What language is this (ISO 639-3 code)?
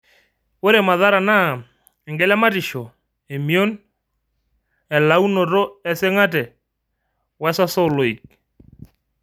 mas